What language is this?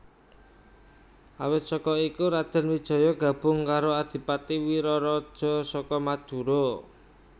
Javanese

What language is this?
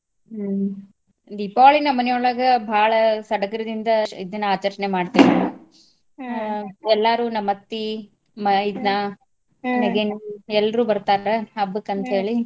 Kannada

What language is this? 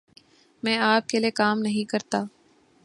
Urdu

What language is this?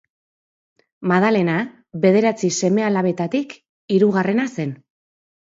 Basque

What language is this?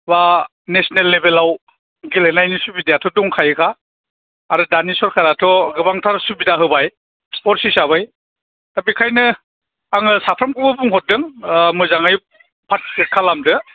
Bodo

